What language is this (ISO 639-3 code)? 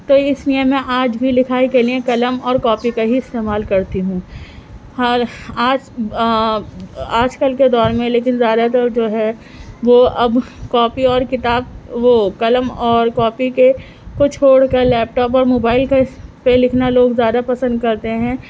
urd